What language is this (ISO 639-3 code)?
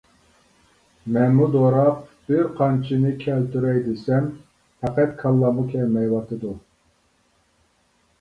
uig